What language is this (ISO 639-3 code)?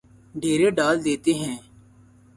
urd